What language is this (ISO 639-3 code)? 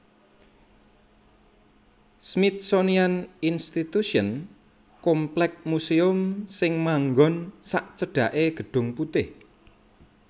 jav